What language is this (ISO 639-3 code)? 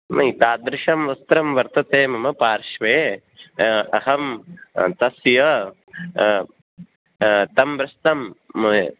san